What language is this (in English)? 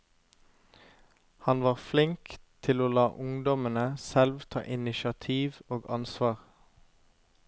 Norwegian